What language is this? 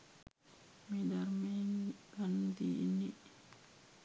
Sinhala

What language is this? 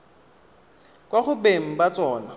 Tswana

